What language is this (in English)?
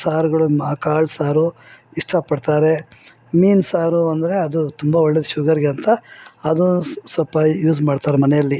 Kannada